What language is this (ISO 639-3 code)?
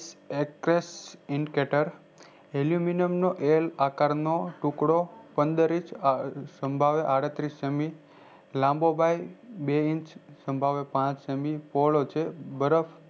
guj